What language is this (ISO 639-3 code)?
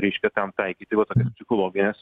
lit